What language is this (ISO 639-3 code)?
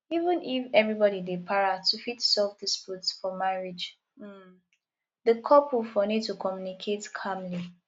pcm